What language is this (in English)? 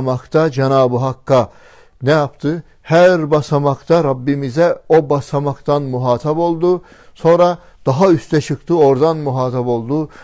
Turkish